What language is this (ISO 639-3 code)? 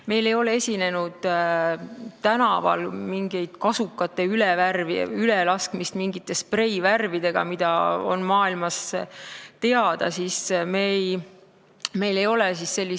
est